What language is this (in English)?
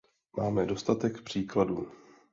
Czech